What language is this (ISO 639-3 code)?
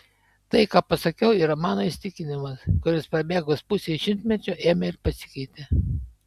lit